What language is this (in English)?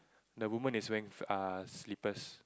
English